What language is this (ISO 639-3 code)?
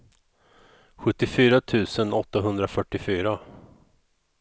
swe